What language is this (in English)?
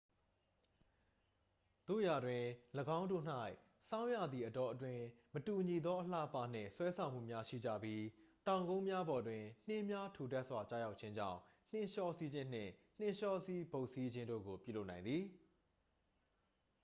Burmese